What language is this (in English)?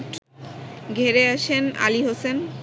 Bangla